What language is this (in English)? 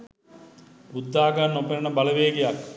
Sinhala